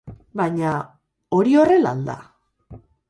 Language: Basque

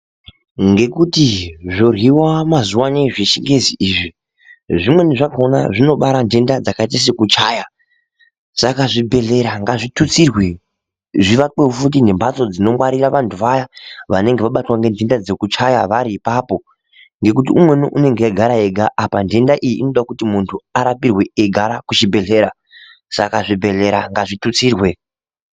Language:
Ndau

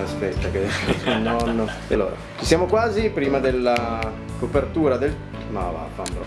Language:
Italian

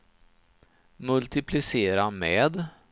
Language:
Swedish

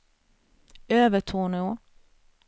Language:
Swedish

